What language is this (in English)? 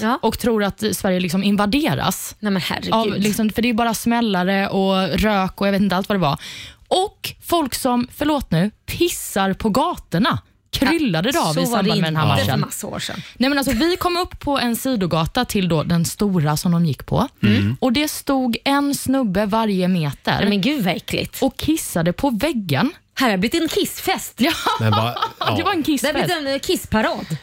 Swedish